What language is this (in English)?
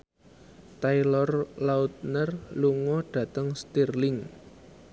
Javanese